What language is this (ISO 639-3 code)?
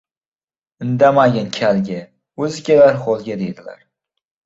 uzb